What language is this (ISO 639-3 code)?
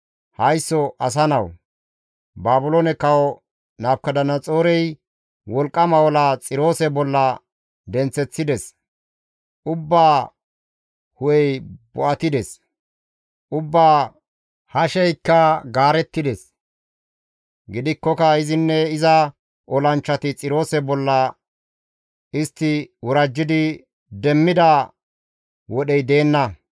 gmv